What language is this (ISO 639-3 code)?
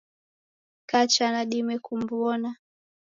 dav